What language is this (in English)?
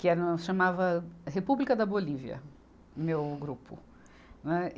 Portuguese